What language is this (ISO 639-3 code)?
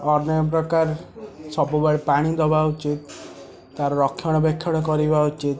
ori